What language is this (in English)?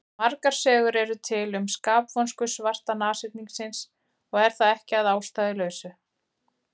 Icelandic